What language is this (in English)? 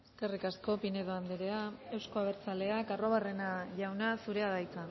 Basque